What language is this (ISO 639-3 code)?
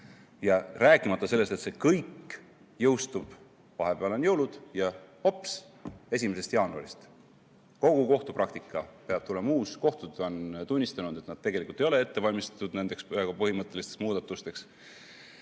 est